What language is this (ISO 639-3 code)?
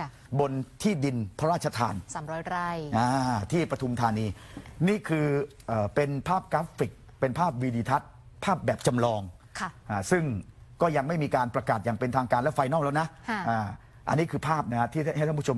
tha